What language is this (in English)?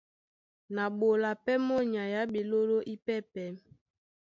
Duala